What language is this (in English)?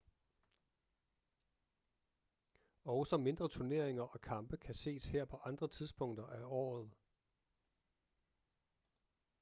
Danish